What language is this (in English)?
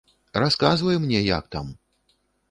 Belarusian